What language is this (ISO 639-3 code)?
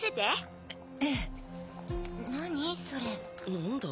jpn